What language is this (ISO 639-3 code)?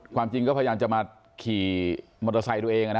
tha